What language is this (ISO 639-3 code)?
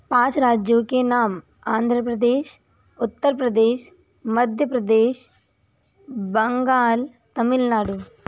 hin